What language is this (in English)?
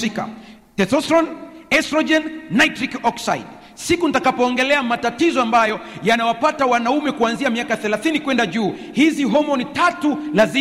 Swahili